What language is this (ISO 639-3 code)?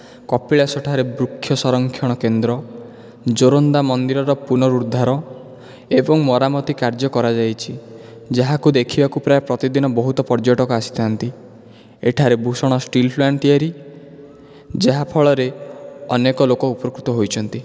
ori